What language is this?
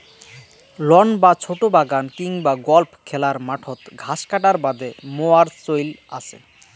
Bangla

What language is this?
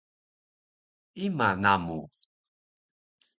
Taroko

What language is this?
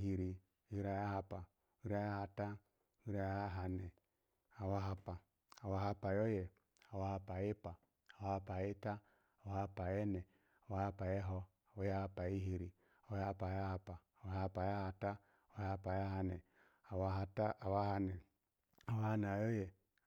Alago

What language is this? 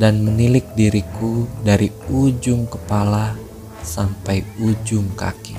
Indonesian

